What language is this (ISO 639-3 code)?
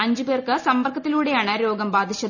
mal